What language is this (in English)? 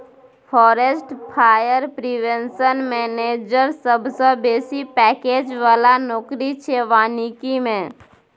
Maithili